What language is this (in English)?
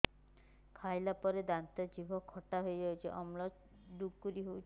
Odia